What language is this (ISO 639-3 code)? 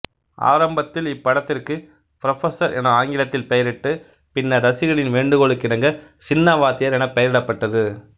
tam